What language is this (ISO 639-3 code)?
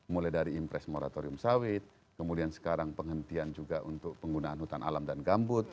ind